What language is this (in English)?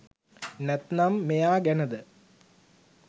Sinhala